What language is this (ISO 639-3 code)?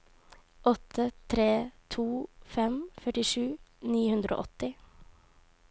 nor